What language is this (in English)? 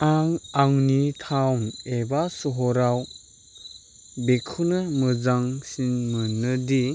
Bodo